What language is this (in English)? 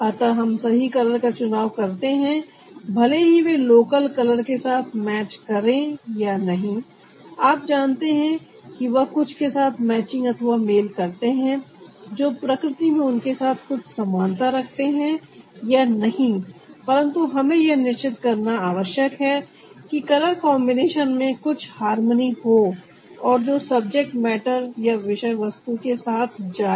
Hindi